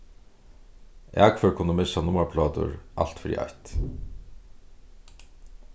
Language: Faroese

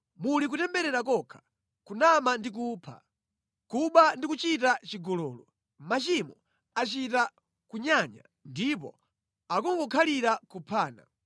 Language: Nyanja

